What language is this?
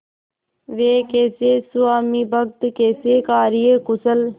Hindi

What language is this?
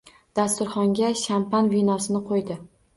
Uzbek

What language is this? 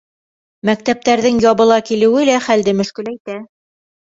Bashkir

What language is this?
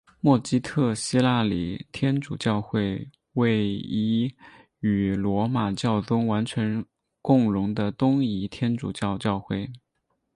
Chinese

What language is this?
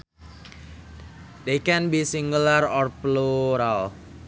Sundanese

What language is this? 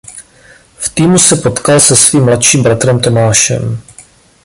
Czech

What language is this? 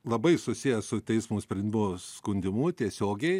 Lithuanian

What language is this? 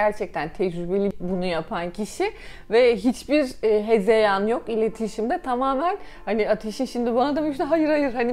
Turkish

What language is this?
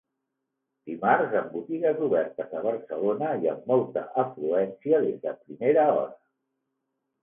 Catalan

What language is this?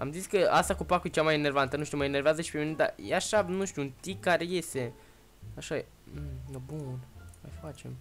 Romanian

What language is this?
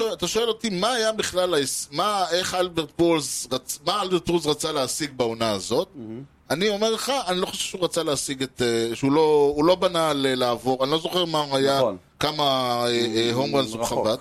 Hebrew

